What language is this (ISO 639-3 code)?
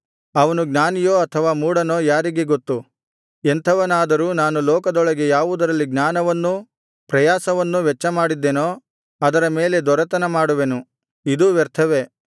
kan